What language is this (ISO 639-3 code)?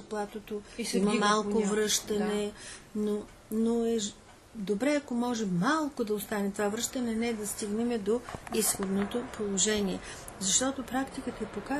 bul